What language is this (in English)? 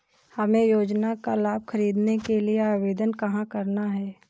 Hindi